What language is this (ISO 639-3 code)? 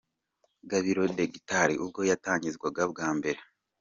kin